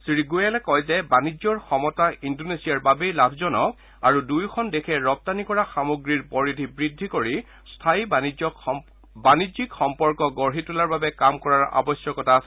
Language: Assamese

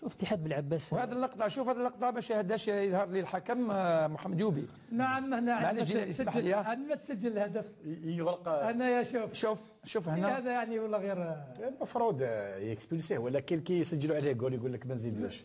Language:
Arabic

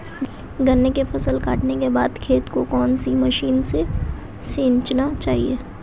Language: Hindi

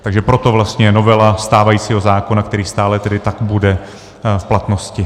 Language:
Czech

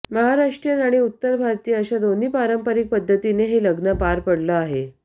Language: Marathi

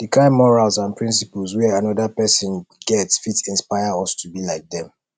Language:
Nigerian Pidgin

